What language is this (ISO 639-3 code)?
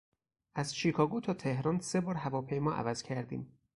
fas